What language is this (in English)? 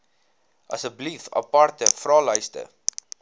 Afrikaans